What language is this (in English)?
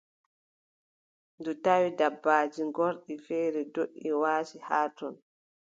Adamawa Fulfulde